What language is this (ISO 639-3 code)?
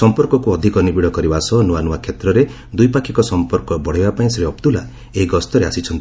ori